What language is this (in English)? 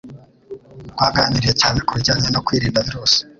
Kinyarwanda